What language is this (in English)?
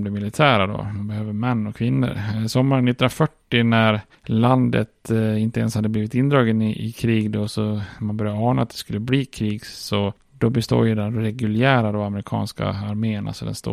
Swedish